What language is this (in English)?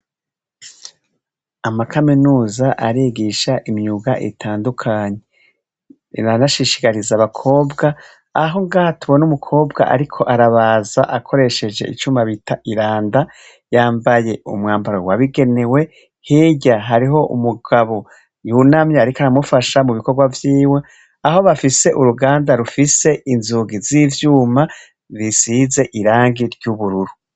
Rundi